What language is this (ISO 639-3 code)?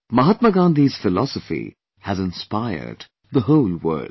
eng